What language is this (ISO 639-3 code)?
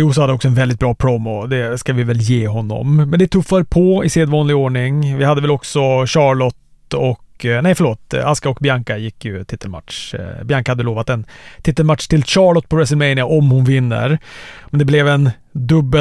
swe